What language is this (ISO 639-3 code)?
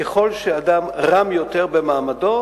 heb